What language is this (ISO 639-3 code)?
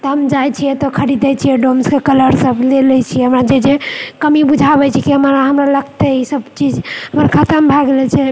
mai